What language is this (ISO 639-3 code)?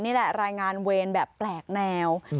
tha